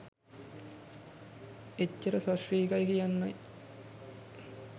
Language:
Sinhala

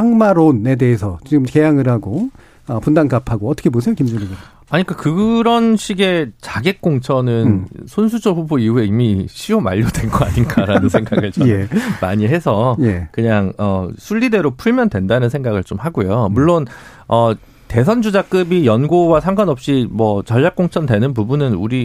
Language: Korean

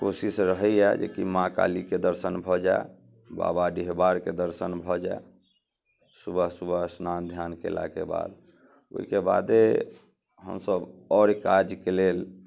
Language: Maithili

